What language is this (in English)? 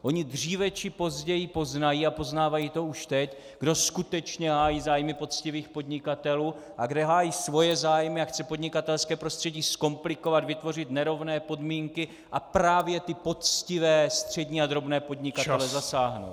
Czech